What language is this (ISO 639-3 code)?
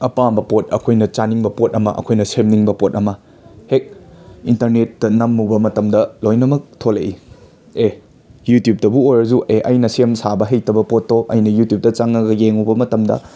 mni